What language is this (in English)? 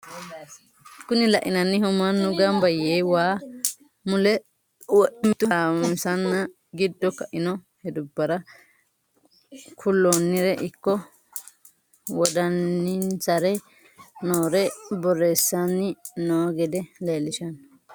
Sidamo